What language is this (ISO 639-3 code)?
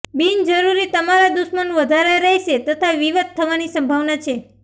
guj